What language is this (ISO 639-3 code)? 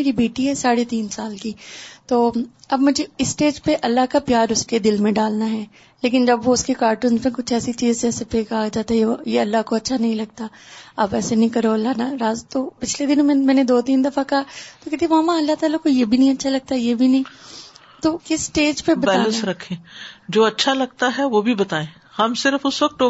urd